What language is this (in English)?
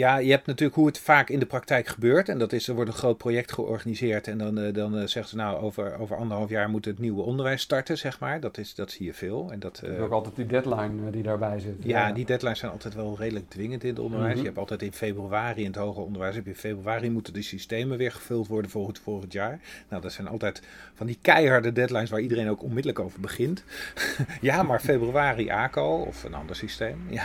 Dutch